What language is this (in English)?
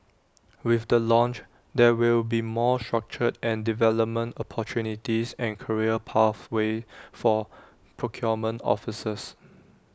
English